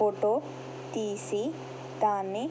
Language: Telugu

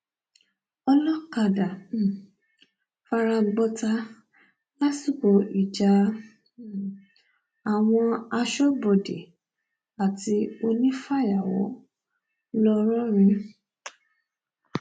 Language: Yoruba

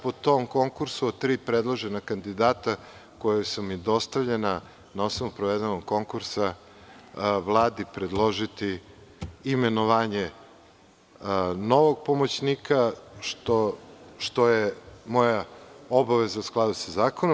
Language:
Serbian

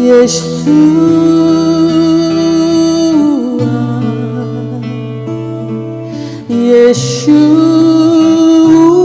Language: Turkish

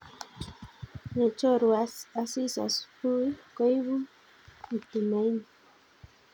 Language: Kalenjin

